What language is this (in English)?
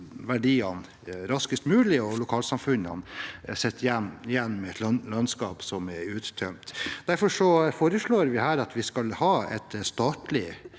Norwegian